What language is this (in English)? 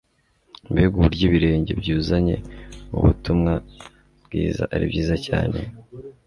Kinyarwanda